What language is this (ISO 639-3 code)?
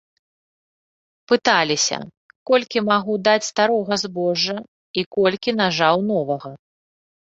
bel